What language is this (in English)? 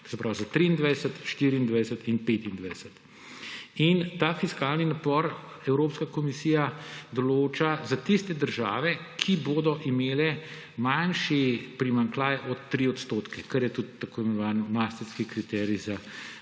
Slovenian